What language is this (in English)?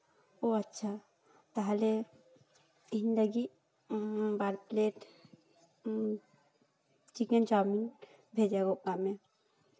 Santali